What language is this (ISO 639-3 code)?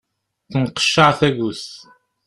kab